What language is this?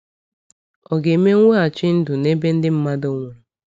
Igbo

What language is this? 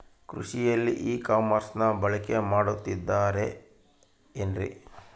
Kannada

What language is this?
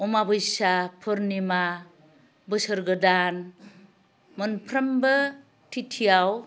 Bodo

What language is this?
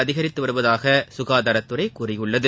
Tamil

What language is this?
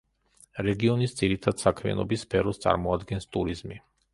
Georgian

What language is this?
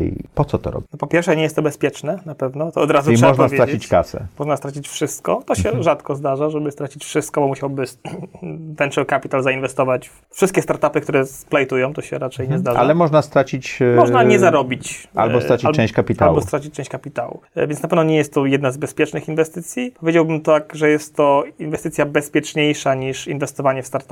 Polish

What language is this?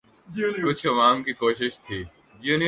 Urdu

